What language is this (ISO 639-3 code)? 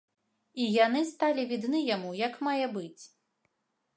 bel